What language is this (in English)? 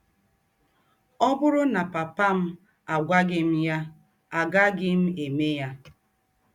Igbo